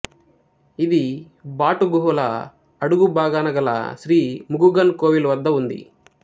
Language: Telugu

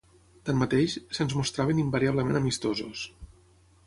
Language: Catalan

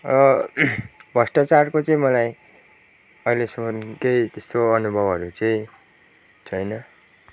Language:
Nepali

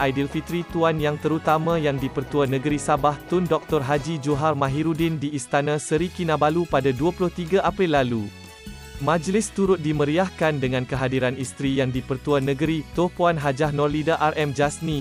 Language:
Malay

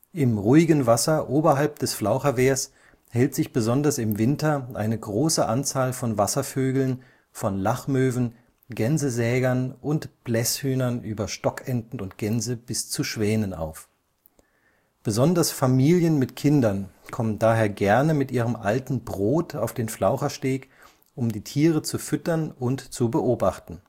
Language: German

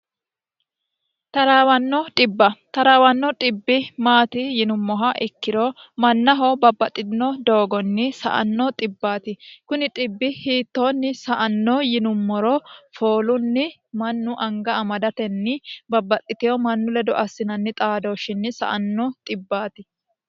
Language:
Sidamo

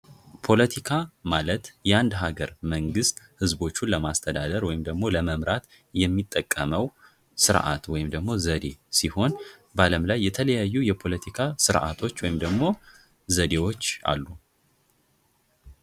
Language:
Amharic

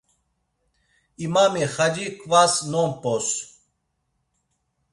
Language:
Laz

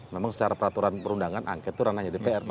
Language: Indonesian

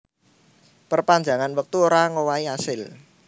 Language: Javanese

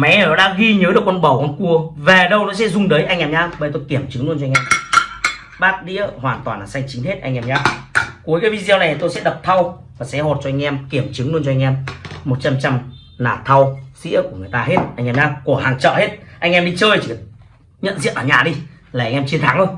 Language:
Vietnamese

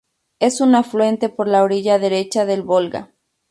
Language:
Spanish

